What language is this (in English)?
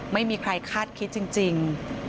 Thai